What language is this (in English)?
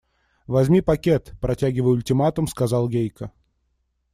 Russian